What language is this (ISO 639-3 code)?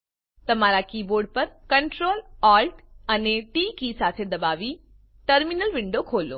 guj